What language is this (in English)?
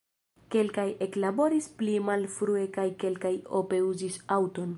Esperanto